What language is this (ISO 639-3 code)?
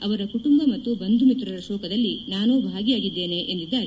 kan